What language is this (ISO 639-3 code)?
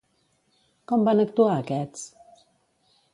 cat